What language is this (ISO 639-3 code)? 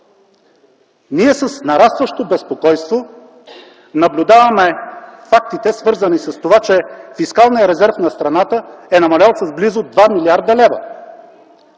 bul